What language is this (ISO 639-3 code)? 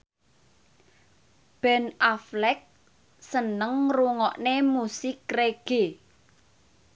jav